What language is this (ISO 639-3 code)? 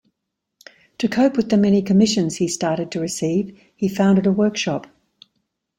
eng